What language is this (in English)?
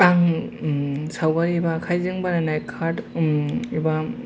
Bodo